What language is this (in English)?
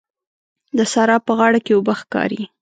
Pashto